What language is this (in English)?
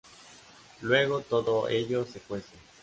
Spanish